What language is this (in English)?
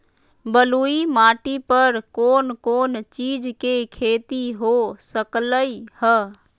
Magahi